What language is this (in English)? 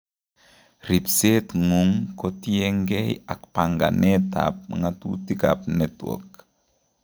Kalenjin